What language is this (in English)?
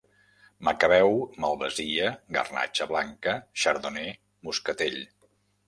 Catalan